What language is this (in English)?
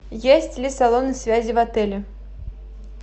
Russian